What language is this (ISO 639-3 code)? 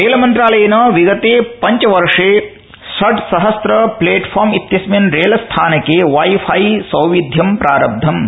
san